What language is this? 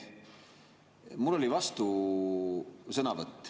Estonian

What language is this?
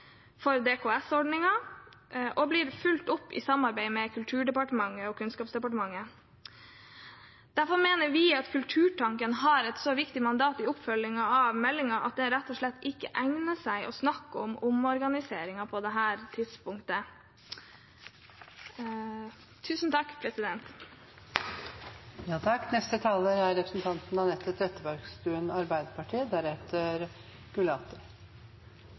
Norwegian Bokmål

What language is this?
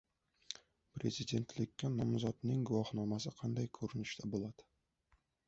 Uzbek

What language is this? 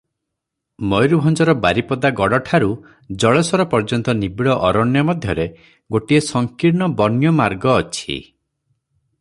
Odia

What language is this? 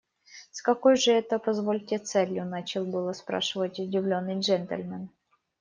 Russian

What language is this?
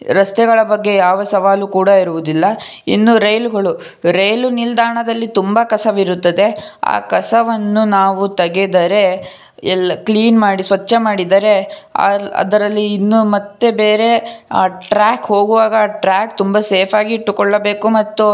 Kannada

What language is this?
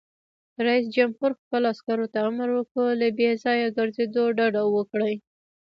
Pashto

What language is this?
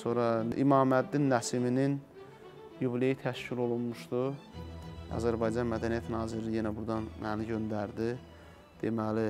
Turkish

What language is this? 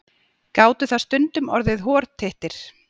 Icelandic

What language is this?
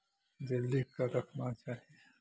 Maithili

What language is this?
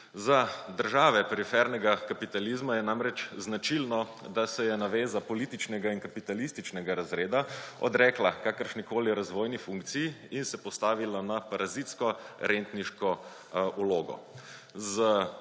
Slovenian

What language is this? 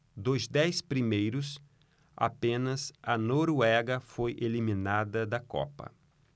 Portuguese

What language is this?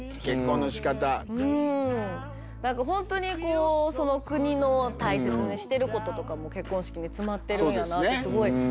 Japanese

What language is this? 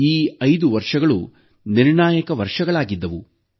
Kannada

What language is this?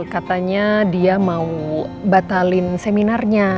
Indonesian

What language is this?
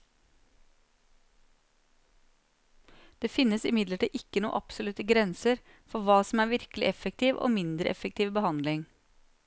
Norwegian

